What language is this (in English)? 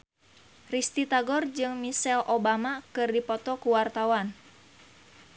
Sundanese